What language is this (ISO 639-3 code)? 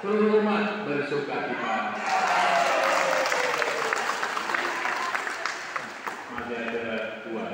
ind